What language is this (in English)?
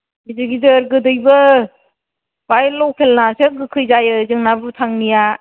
Bodo